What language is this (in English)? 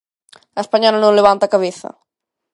Galician